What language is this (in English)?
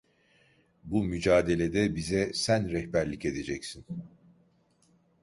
Turkish